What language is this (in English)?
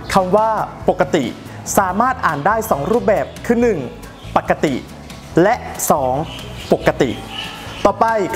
Thai